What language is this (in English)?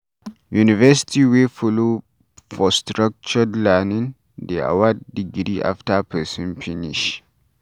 Nigerian Pidgin